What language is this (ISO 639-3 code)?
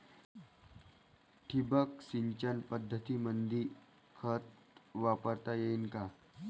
mar